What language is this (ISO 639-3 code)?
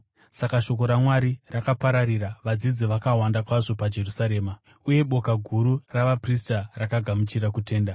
sna